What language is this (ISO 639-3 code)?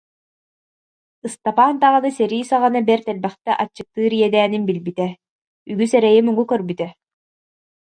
sah